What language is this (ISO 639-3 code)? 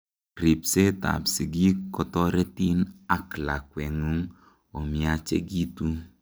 kln